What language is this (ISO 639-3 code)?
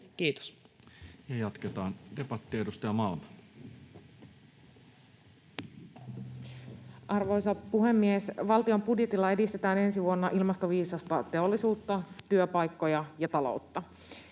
fin